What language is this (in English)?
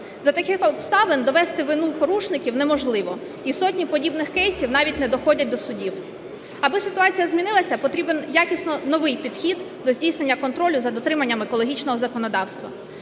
Ukrainian